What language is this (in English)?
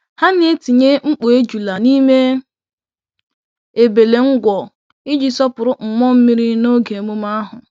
Igbo